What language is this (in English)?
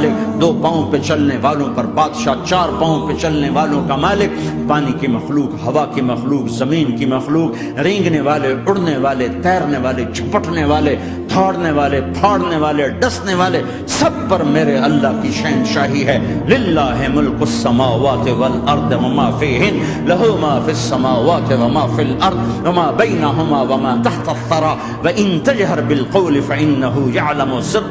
Italian